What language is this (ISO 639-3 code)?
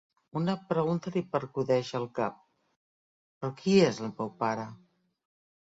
cat